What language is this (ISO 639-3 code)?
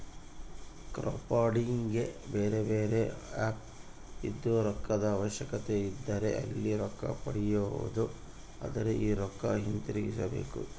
kan